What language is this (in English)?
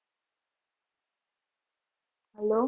Gujarati